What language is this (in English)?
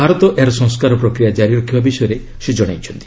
Odia